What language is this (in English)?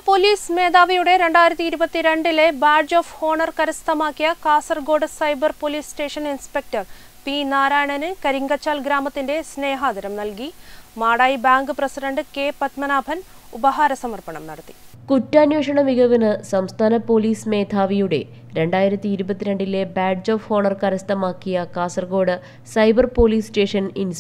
Malayalam